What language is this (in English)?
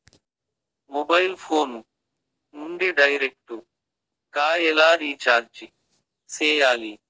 Telugu